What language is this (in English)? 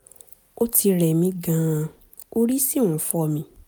Yoruba